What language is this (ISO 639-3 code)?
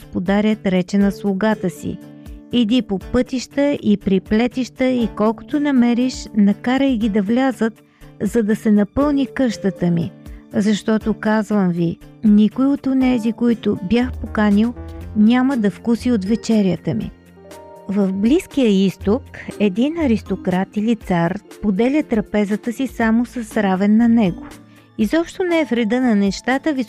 bul